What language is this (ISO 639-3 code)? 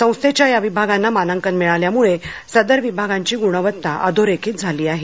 mar